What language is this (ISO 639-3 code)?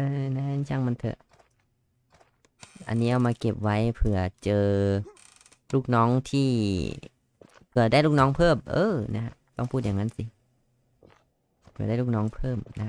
tha